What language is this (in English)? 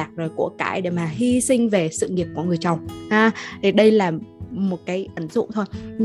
Vietnamese